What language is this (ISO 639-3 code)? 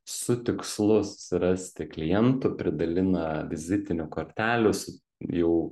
lit